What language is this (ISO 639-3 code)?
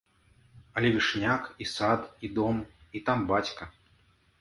bel